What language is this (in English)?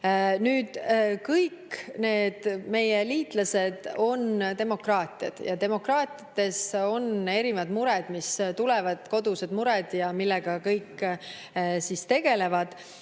Estonian